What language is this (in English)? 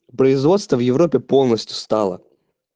Russian